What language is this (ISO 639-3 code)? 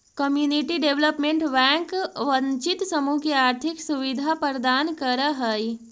mag